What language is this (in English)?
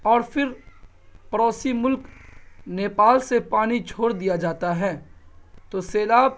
Urdu